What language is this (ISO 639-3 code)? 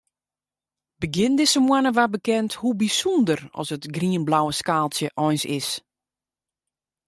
fry